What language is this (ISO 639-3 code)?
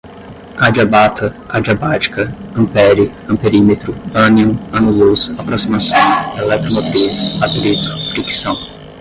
por